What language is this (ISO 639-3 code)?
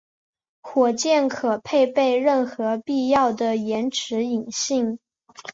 zho